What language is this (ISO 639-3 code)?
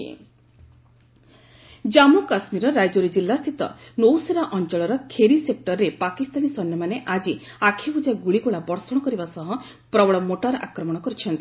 ori